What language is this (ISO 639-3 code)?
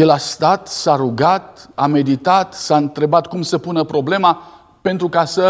ron